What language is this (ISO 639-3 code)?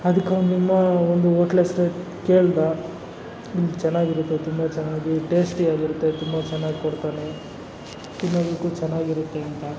kan